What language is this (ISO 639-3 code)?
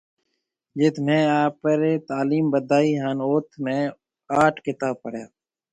mve